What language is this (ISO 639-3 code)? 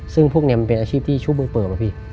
tha